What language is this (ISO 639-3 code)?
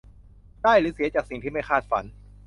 tha